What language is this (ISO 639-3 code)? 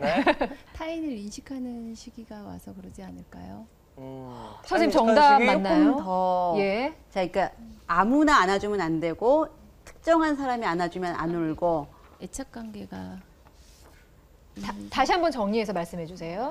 kor